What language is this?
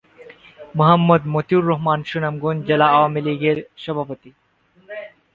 Bangla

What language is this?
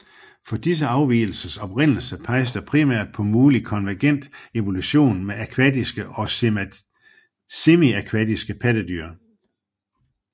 Danish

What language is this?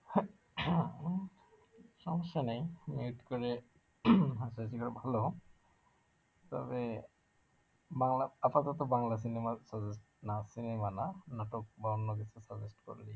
Bangla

